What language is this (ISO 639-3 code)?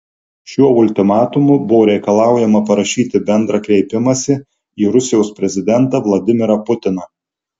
lit